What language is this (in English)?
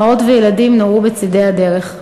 Hebrew